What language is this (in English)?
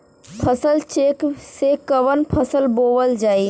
Bhojpuri